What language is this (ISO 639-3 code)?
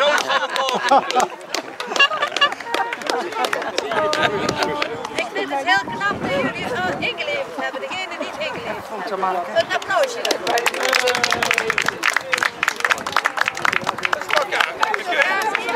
nld